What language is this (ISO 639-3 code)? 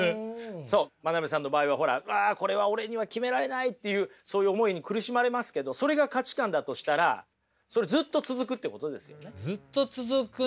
jpn